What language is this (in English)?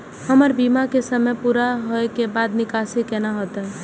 Maithili